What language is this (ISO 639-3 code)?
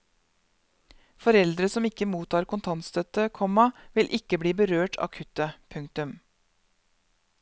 nor